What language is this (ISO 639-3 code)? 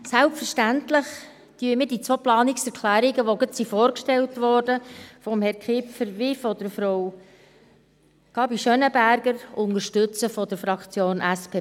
gsw